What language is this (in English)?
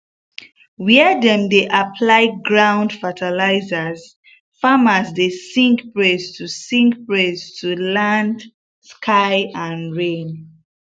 Nigerian Pidgin